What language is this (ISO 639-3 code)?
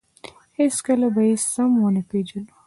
pus